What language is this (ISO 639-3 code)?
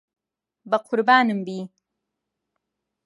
ckb